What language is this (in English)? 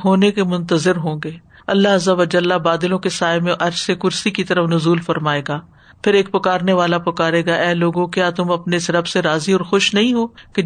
Urdu